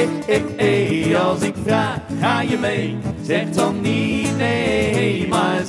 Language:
Dutch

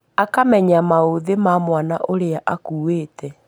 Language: Kikuyu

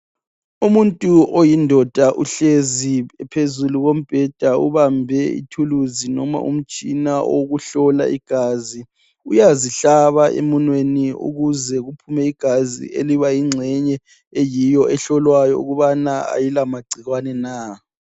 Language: North Ndebele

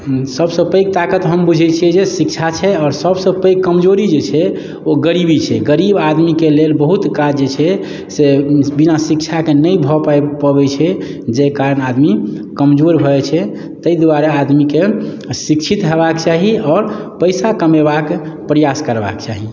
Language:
Maithili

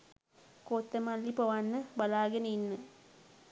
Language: Sinhala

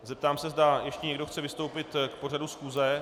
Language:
Czech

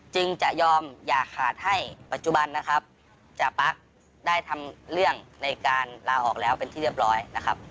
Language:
Thai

